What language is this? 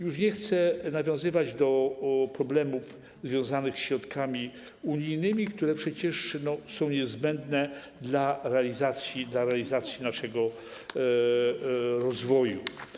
Polish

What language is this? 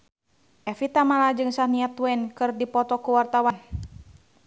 Sundanese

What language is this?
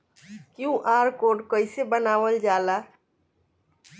Bhojpuri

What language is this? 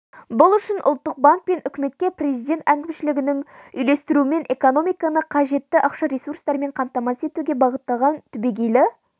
Kazakh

